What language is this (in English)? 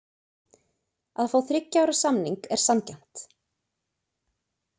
Icelandic